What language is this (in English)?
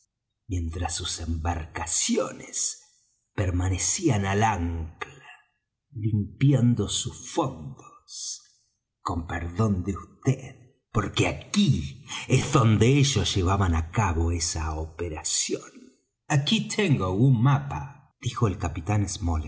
Spanish